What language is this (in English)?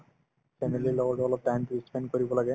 Assamese